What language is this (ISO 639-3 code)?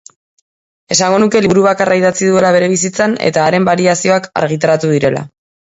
eus